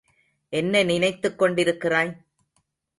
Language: Tamil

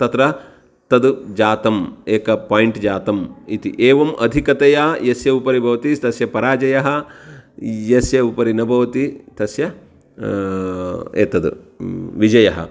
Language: Sanskrit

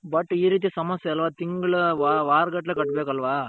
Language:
Kannada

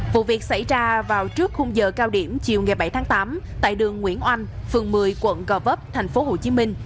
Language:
Vietnamese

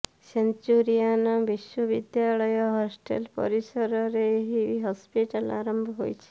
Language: Odia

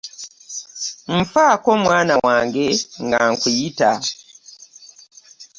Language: Ganda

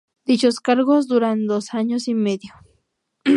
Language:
Spanish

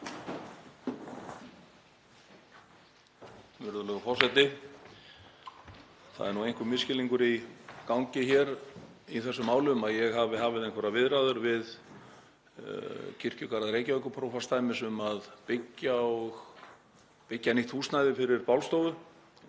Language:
Icelandic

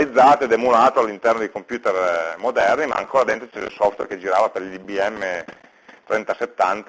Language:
Italian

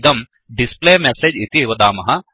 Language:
Sanskrit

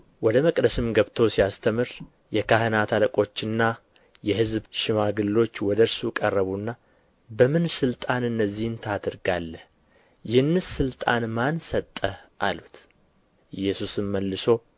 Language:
Amharic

